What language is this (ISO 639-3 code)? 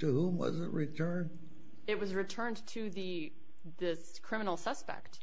eng